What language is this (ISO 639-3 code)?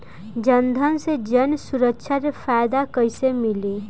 bho